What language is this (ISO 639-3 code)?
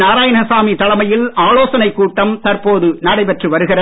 tam